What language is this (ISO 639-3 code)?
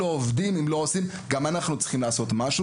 heb